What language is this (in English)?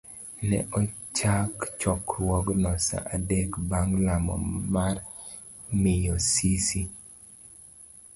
Luo (Kenya and Tanzania)